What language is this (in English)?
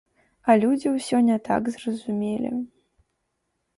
Belarusian